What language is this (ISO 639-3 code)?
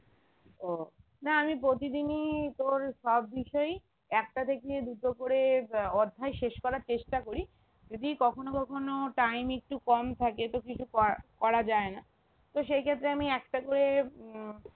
ben